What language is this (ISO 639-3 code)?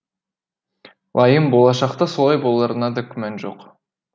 kaz